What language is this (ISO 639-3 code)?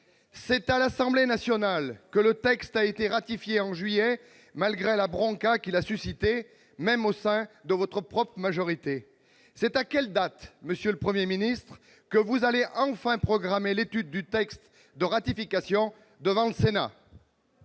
fra